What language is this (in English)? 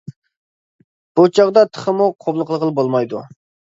Uyghur